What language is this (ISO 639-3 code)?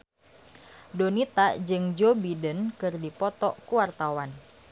sun